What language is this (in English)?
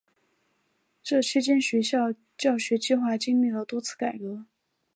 Chinese